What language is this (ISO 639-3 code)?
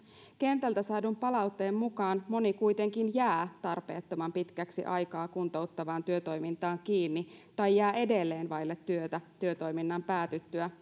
fin